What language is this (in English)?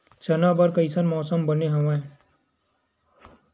Chhattisgarhi